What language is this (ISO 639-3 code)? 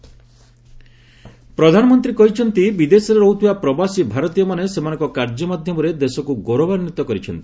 ori